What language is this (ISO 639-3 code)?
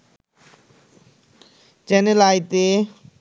ben